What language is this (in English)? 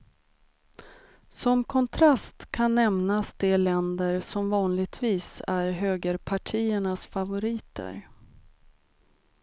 Swedish